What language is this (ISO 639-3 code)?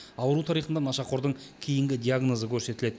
kaz